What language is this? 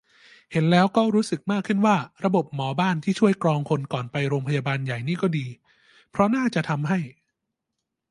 Thai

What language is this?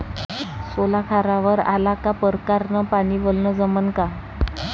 Marathi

